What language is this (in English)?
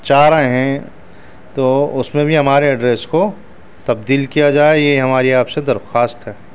Urdu